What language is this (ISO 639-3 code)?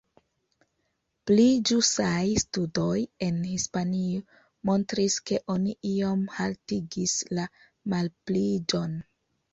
epo